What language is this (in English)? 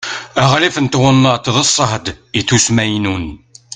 Kabyle